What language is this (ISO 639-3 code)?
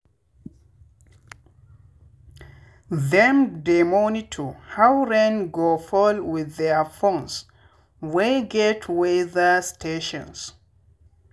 pcm